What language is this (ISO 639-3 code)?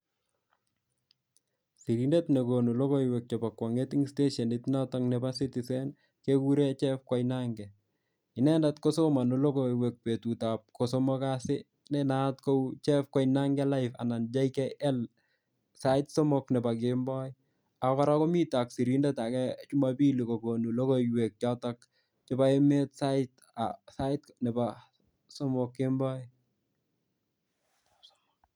kln